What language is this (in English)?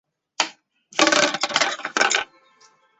Chinese